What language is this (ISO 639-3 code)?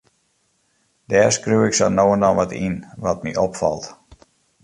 fry